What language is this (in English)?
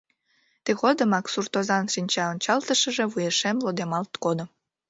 Mari